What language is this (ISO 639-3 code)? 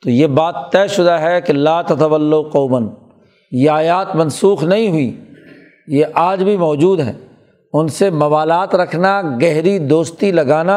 urd